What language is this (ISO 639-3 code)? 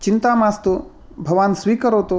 san